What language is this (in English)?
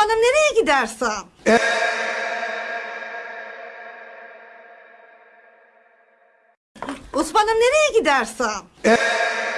Turkish